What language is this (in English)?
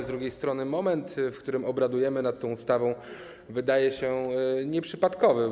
Polish